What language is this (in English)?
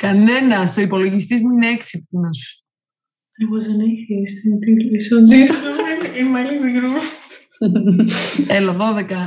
Greek